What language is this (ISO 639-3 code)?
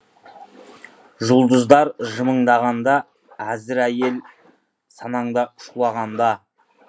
kaz